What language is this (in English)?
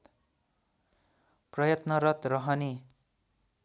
Nepali